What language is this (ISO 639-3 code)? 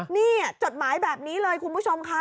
tha